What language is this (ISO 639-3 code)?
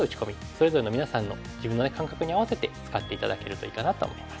jpn